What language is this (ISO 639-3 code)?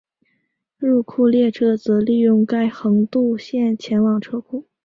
zho